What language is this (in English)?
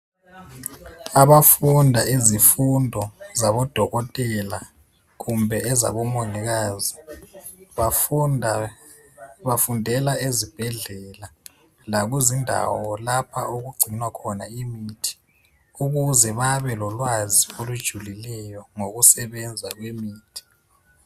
North Ndebele